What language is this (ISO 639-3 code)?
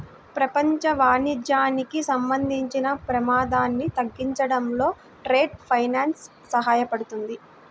tel